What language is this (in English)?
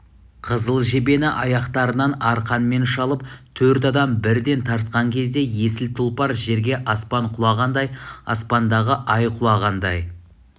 Kazakh